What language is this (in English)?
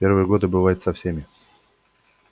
Russian